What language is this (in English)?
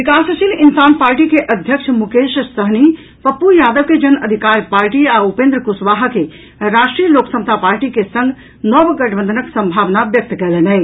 Maithili